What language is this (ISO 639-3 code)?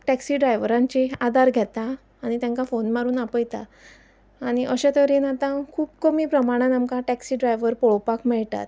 kok